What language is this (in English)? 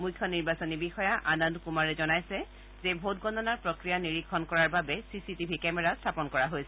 Assamese